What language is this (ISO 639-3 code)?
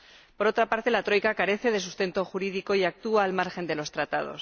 spa